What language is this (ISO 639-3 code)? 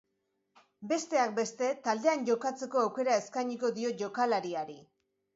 eus